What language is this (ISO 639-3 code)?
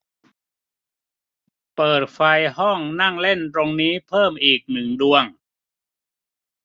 tha